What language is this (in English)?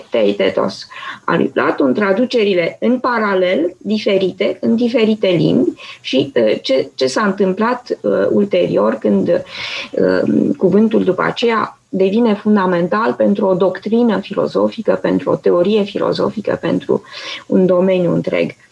Romanian